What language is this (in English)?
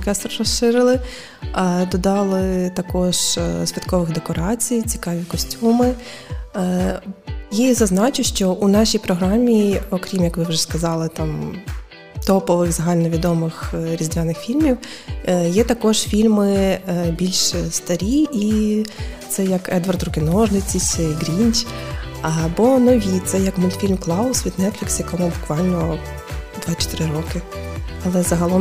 Ukrainian